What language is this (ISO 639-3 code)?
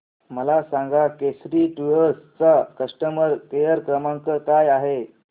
mar